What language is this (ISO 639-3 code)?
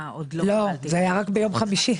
heb